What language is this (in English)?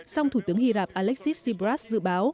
Vietnamese